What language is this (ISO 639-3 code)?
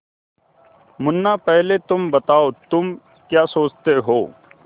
hin